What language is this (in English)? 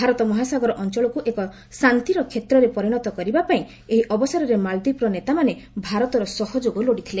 Odia